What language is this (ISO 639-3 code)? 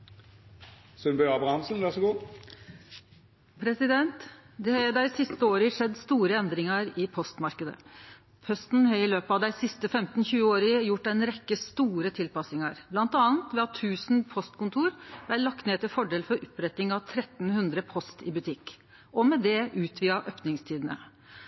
nno